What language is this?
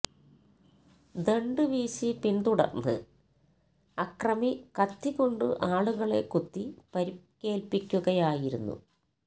Malayalam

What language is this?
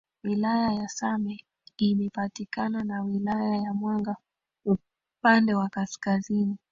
Swahili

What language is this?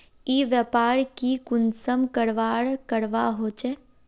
Magahi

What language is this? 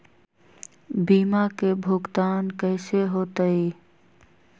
Magahi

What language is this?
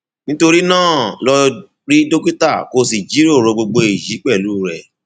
Yoruba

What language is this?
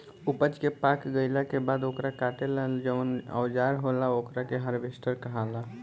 Bhojpuri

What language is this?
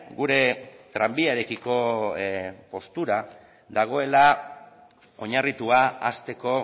Basque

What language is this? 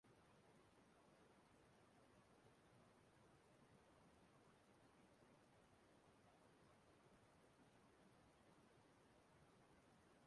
Igbo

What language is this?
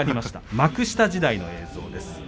Japanese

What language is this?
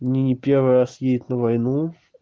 Russian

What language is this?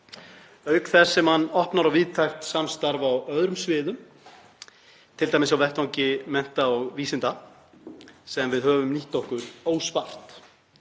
Icelandic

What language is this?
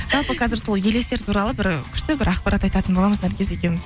Kazakh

